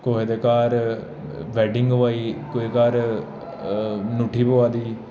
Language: Dogri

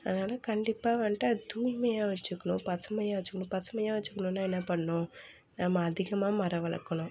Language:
Tamil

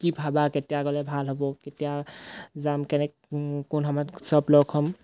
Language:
Assamese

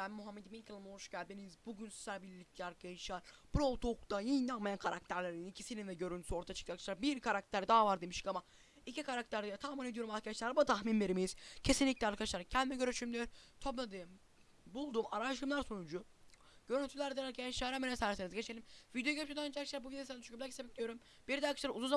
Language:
Turkish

